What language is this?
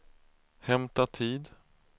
Swedish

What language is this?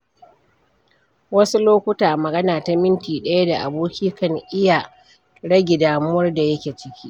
Hausa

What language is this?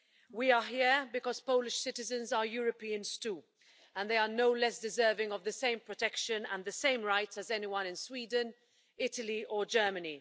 English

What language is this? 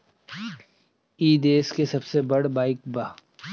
Bhojpuri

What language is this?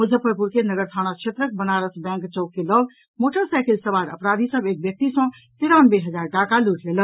Maithili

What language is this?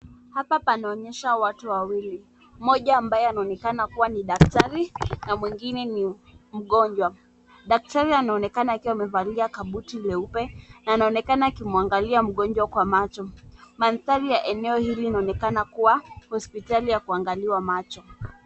Swahili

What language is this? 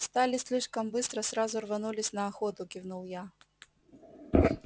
Russian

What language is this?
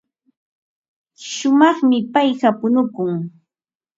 Ambo-Pasco Quechua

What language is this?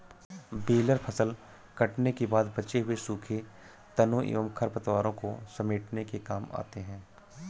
Hindi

